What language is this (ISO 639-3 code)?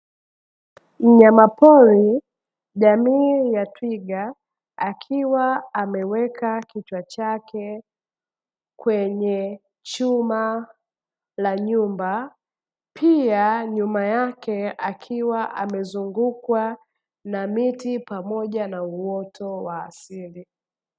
swa